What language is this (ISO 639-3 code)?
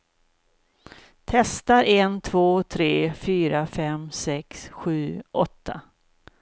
swe